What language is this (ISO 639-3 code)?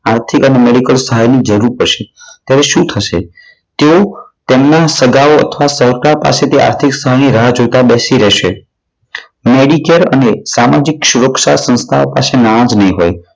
guj